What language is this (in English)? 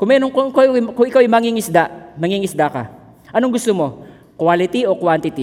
Filipino